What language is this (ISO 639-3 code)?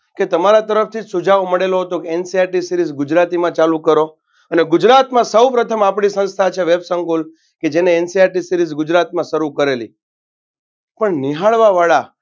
guj